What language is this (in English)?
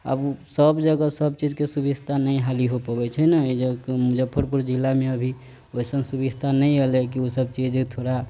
Maithili